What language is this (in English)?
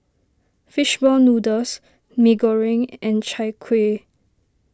English